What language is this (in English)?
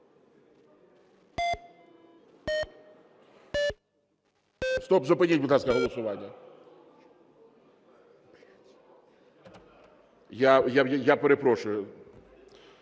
Ukrainian